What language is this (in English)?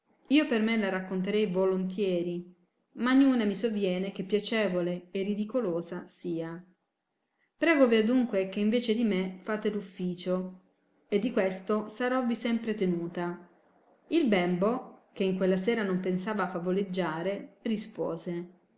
Italian